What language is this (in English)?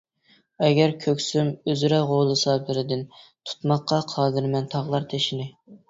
Uyghur